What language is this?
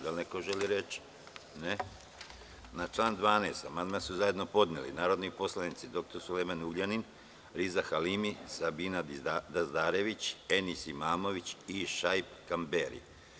Serbian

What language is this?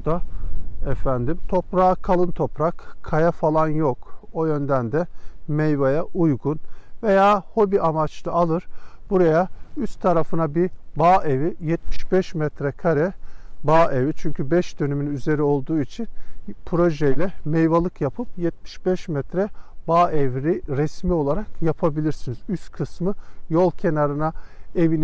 Turkish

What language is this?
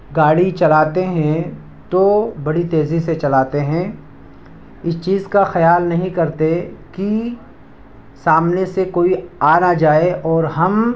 Urdu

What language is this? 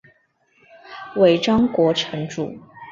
Chinese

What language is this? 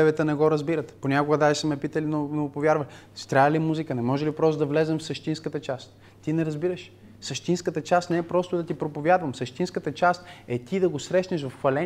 Bulgarian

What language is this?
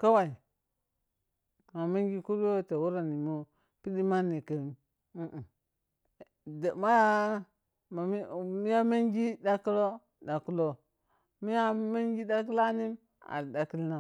Piya-Kwonci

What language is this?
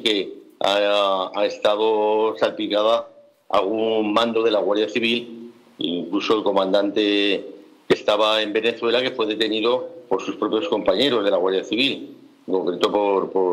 Spanish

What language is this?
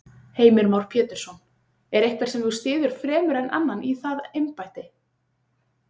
Icelandic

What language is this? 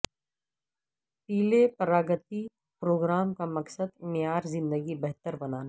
Urdu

